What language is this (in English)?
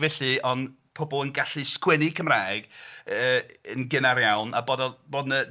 Welsh